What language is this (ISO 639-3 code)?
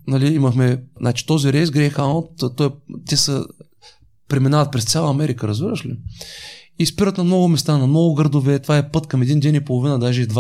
bul